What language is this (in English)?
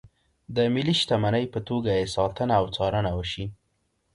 Pashto